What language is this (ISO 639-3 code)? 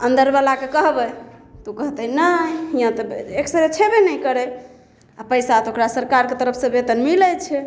mai